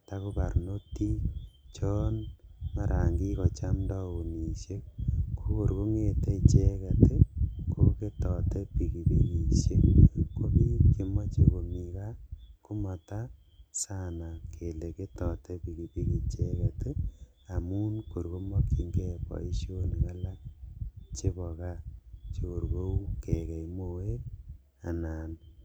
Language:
Kalenjin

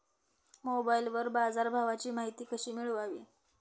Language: Marathi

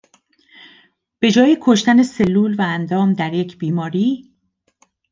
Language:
Persian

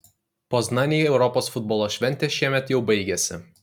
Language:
Lithuanian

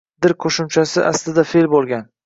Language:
Uzbek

